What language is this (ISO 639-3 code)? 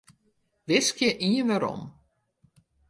fry